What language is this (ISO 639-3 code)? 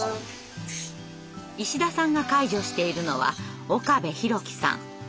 jpn